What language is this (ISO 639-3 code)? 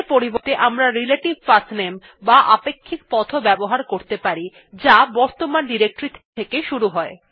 ben